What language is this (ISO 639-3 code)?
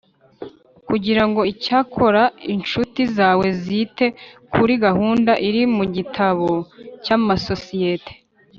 kin